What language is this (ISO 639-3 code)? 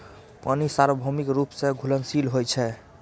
mai